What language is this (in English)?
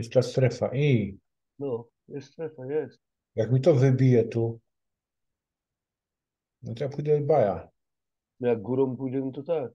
Polish